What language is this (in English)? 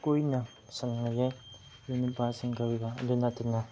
Manipuri